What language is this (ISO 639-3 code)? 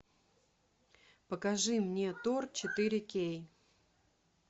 rus